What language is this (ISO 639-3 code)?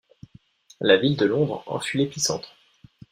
fra